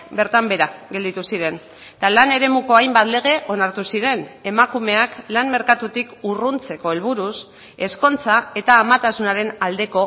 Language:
Basque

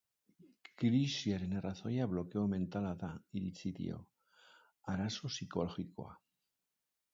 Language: Basque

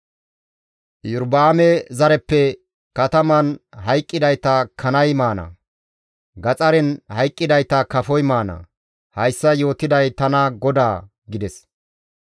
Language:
Gamo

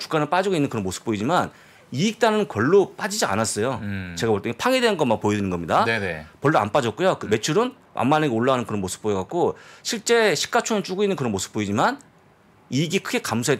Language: Korean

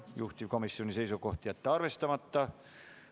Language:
Estonian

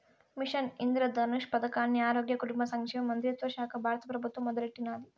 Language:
Telugu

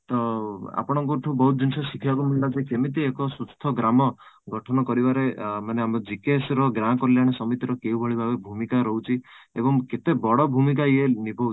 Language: Odia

